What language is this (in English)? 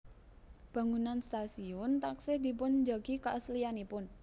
Javanese